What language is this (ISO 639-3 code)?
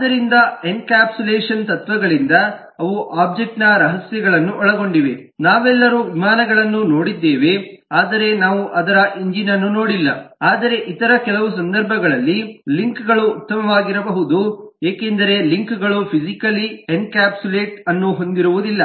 kan